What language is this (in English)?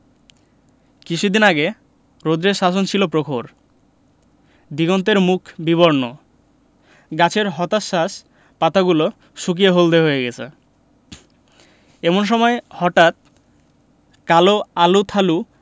Bangla